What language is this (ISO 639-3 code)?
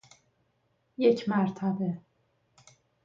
fas